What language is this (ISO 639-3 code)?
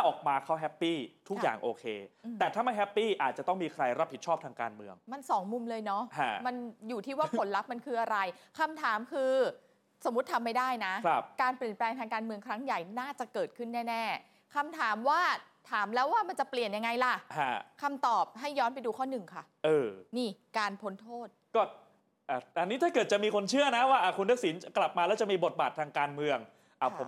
tha